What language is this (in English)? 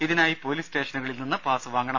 Malayalam